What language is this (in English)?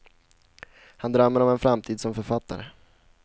Swedish